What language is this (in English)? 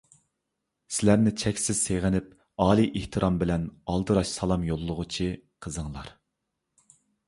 Uyghur